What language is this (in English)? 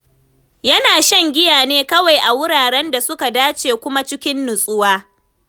Hausa